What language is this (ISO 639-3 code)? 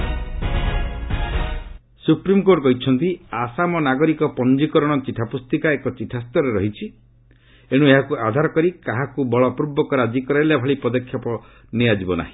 ori